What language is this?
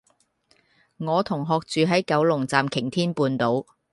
Cantonese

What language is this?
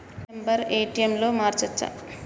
Telugu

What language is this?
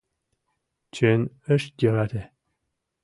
Mari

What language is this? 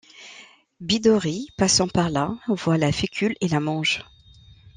French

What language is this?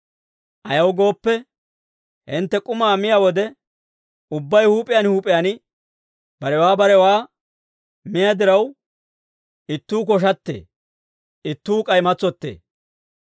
Dawro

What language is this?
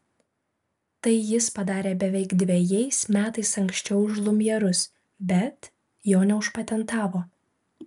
Lithuanian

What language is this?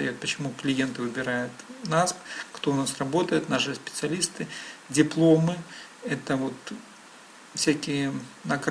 Russian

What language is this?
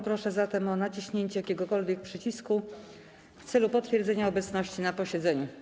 Polish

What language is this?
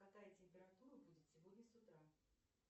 Russian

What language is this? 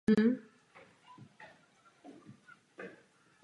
Czech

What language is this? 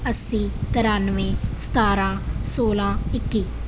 Punjabi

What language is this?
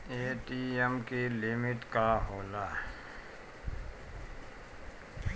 Bhojpuri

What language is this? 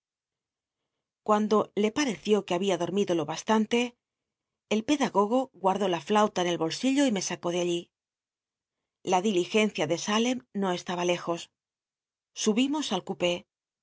Spanish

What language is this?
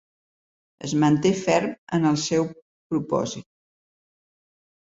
Catalan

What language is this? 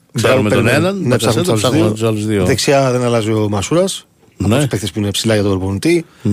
Greek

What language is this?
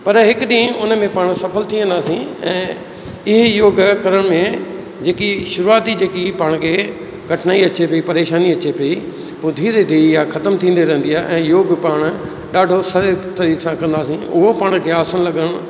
Sindhi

